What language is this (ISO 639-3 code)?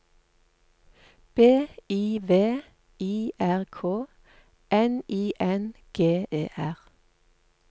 nor